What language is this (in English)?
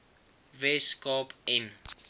Afrikaans